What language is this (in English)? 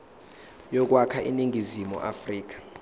Zulu